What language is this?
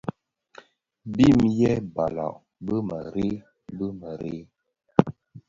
Bafia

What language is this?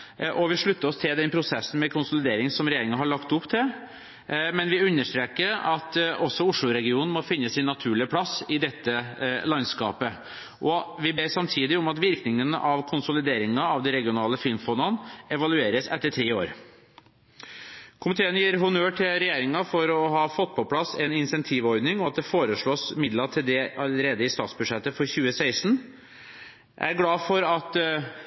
Norwegian Bokmål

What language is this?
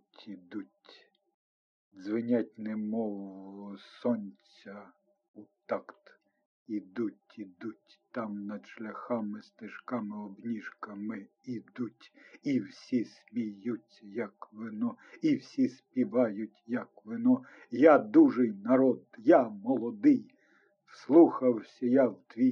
Ukrainian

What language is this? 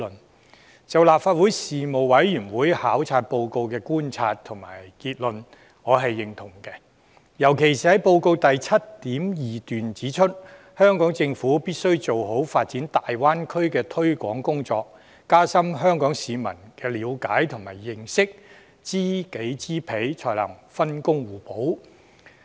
Cantonese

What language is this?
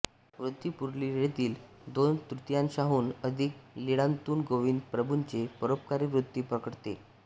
Marathi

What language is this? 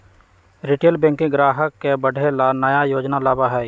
Magahi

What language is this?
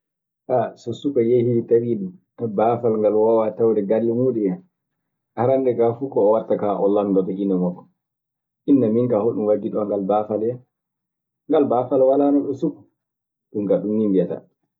Maasina Fulfulde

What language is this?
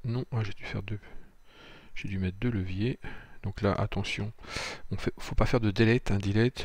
French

